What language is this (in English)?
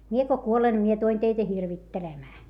Finnish